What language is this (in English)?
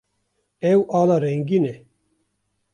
Kurdish